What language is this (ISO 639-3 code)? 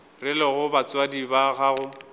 nso